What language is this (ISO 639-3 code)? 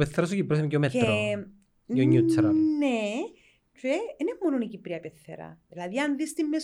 ell